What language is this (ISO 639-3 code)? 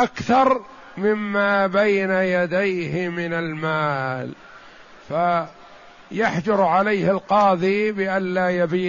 ara